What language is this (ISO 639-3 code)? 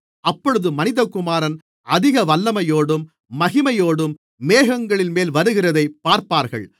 tam